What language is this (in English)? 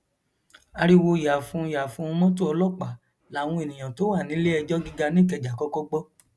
Yoruba